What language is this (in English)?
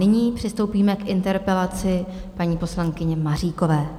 Czech